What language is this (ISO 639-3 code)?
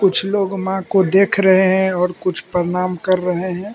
hin